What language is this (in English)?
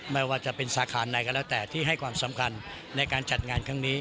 Thai